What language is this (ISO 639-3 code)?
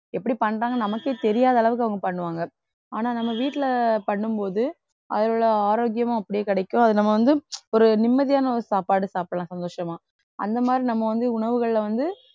tam